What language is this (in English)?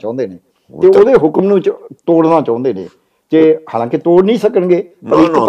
Punjabi